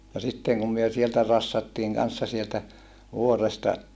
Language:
Finnish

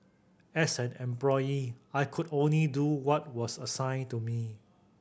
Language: English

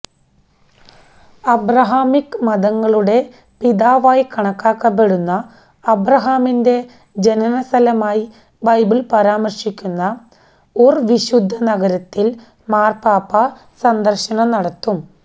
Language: Malayalam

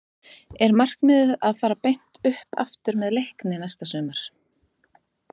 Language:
Icelandic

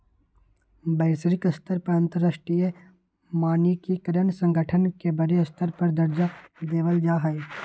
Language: Magahi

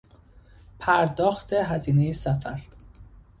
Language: Persian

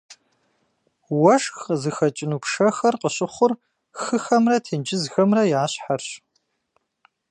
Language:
Kabardian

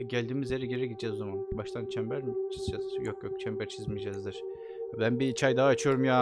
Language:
Turkish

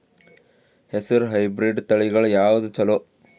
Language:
Kannada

